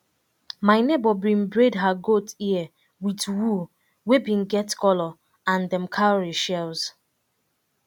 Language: Nigerian Pidgin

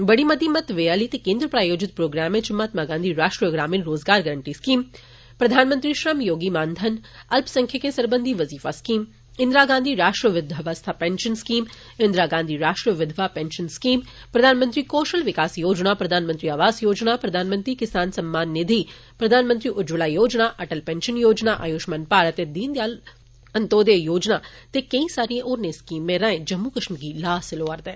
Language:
Dogri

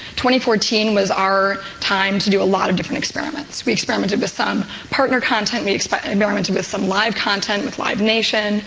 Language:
English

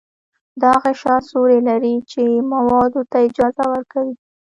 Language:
Pashto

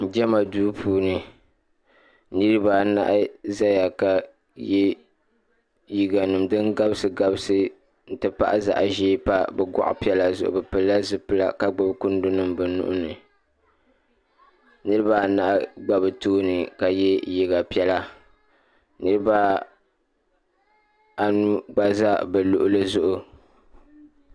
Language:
Dagbani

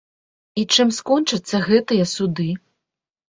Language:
Belarusian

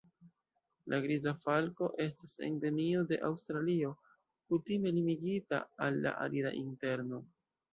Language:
Esperanto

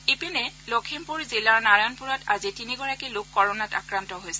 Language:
Assamese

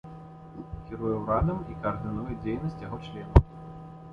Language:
Belarusian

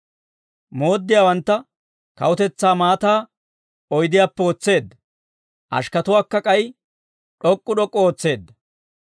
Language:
Dawro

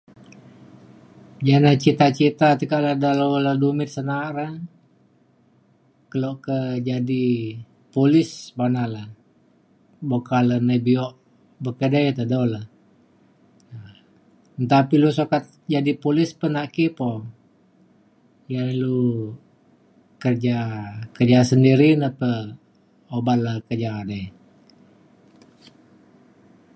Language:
Mainstream Kenyah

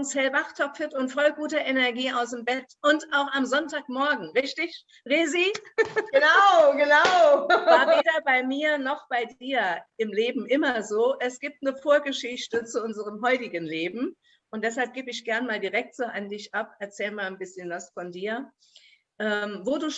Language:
German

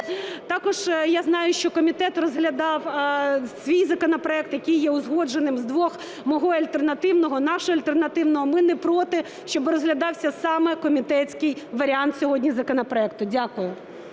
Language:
Ukrainian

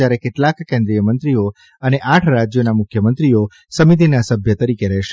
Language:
Gujarati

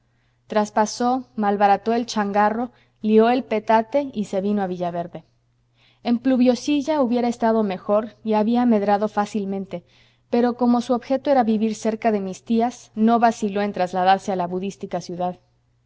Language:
Spanish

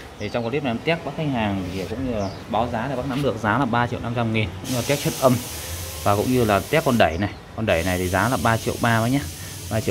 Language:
Vietnamese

